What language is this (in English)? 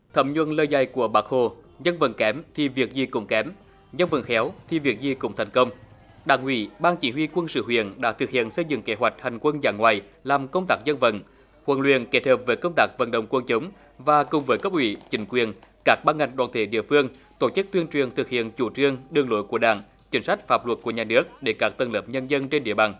Vietnamese